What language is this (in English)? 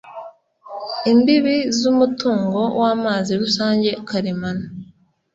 Kinyarwanda